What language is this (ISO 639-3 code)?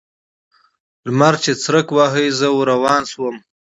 pus